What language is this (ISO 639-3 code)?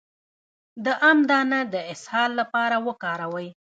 pus